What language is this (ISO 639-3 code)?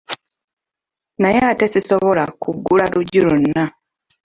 lug